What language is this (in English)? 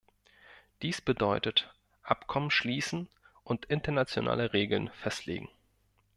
German